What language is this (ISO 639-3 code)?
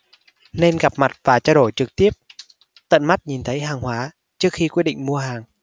vie